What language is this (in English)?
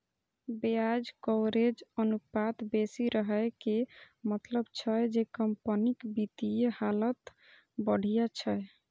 Maithili